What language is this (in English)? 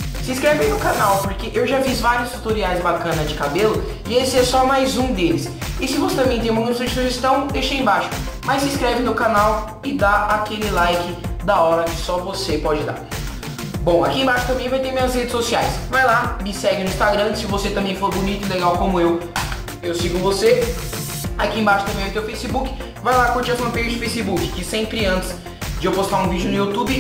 Portuguese